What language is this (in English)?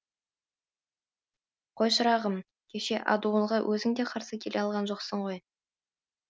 Kazakh